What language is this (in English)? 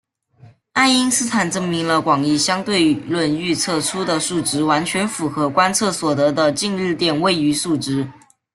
Chinese